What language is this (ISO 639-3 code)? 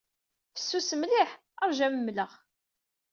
kab